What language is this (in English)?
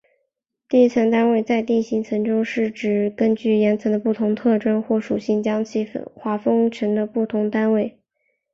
Chinese